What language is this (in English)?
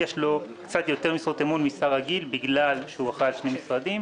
Hebrew